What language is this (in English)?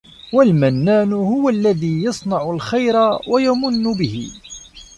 Arabic